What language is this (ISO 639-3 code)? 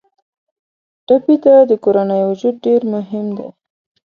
pus